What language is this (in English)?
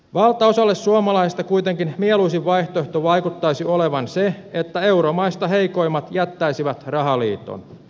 Finnish